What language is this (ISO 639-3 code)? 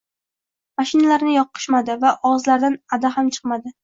uzb